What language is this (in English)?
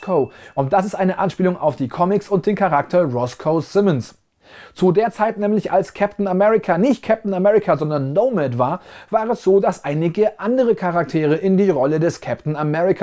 German